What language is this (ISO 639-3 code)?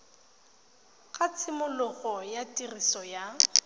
tsn